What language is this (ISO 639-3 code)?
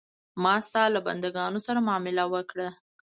pus